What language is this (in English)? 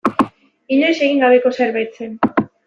Basque